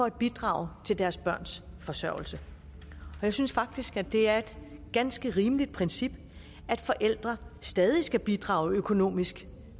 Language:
Danish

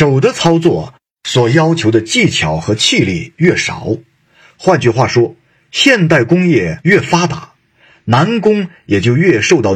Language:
Chinese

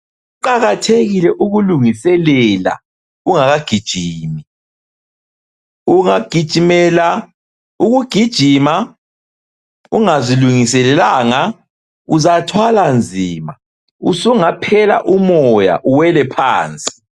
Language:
North Ndebele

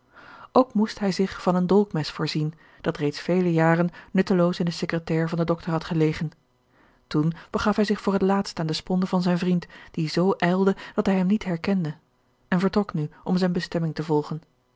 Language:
Dutch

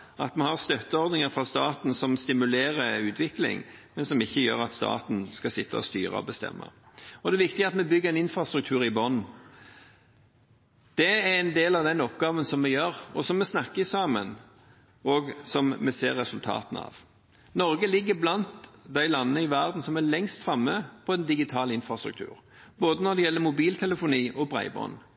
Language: Norwegian Bokmål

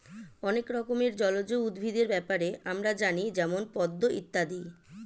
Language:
Bangla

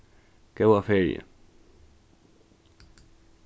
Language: Faroese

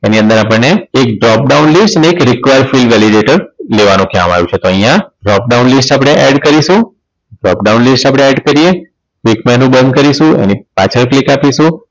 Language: Gujarati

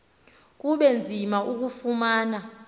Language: Xhosa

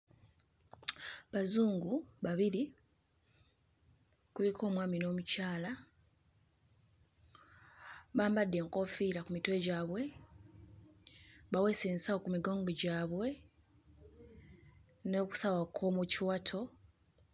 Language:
Ganda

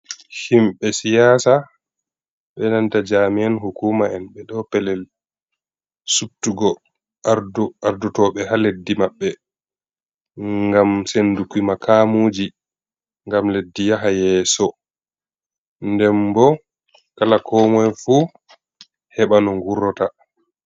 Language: Fula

